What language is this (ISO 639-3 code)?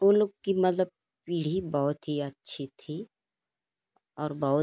hin